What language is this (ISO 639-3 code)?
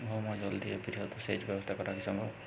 ben